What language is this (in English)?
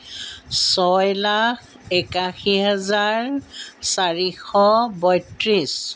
Assamese